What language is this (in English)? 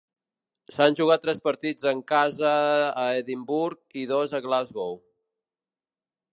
Catalan